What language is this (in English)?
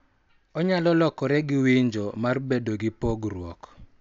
Luo (Kenya and Tanzania)